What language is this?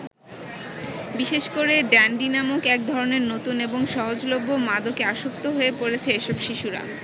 Bangla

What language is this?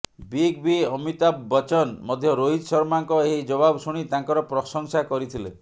Odia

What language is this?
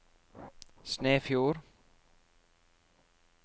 Norwegian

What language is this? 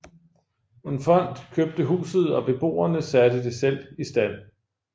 Danish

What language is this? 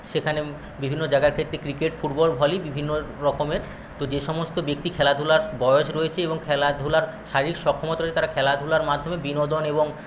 Bangla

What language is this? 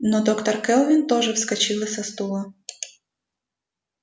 Russian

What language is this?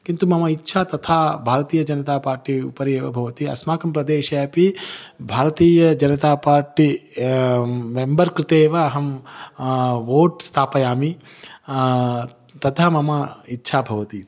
Sanskrit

